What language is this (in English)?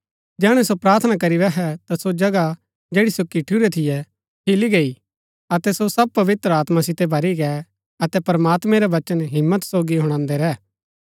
Gaddi